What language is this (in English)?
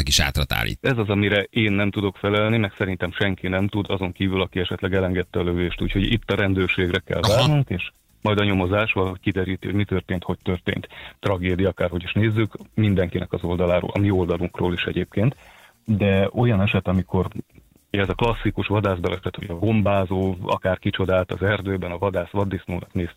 Hungarian